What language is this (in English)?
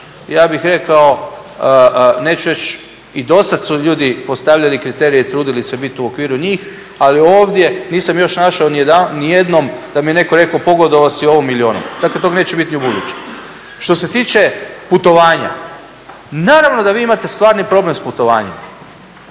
Croatian